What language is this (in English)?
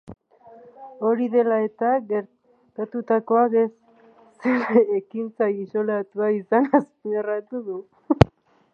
Basque